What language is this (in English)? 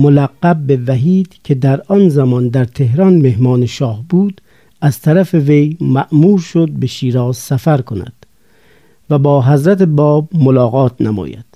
Persian